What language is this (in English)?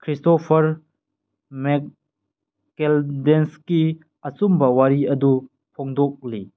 Manipuri